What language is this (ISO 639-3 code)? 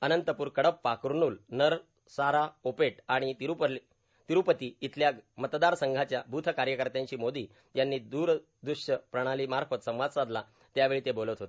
mar